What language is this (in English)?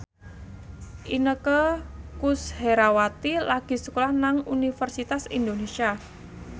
Javanese